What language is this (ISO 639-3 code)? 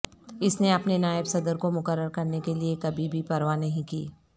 urd